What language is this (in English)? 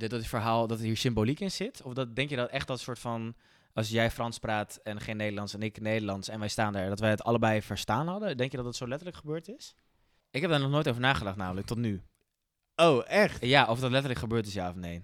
Dutch